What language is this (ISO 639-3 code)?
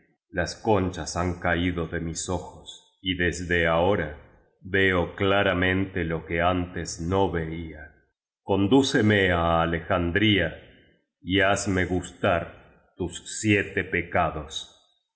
spa